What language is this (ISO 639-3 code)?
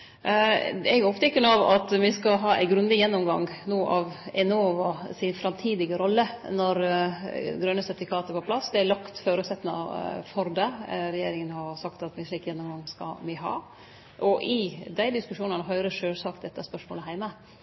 nno